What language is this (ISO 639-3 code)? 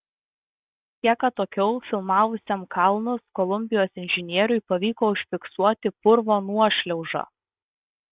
lit